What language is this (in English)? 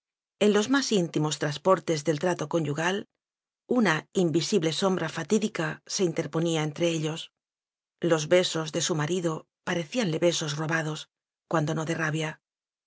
Spanish